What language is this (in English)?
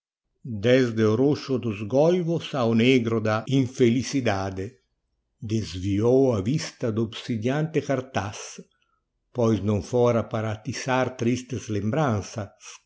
Portuguese